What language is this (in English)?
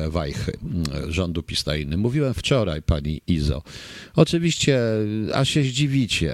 Polish